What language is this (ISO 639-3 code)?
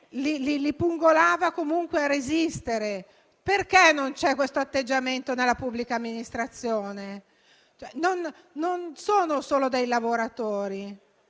ita